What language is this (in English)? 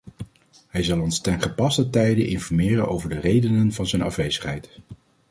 Dutch